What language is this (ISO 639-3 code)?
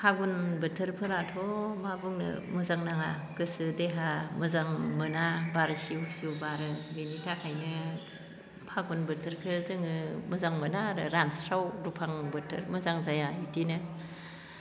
brx